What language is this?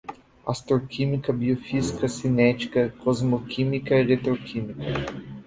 Portuguese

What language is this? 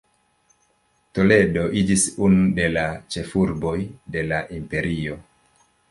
Esperanto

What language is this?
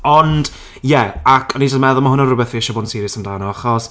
Welsh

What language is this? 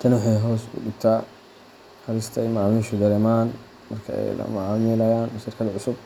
Somali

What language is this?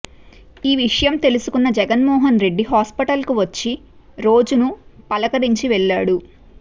Telugu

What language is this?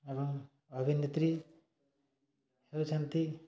Odia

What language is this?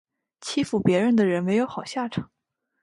Chinese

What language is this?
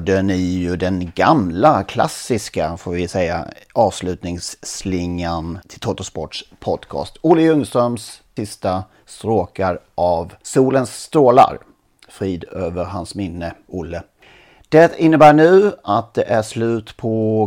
Swedish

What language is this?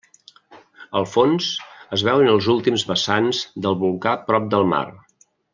Catalan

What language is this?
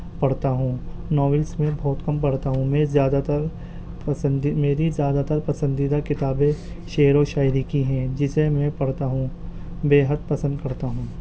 Urdu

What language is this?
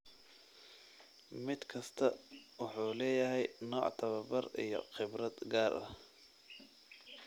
Somali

